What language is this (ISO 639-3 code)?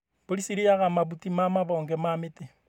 kik